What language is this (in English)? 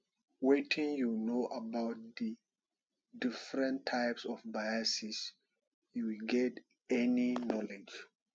Nigerian Pidgin